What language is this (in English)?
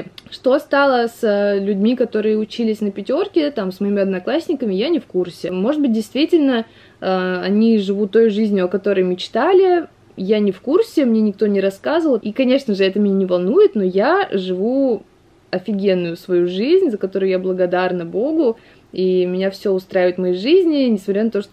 Russian